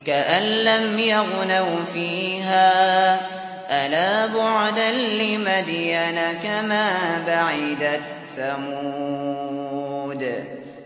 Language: Arabic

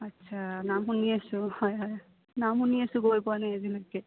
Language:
Assamese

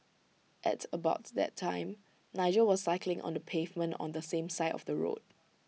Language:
English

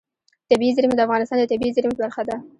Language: Pashto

